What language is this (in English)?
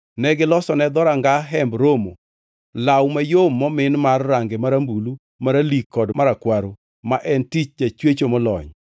Luo (Kenya and Tanzania)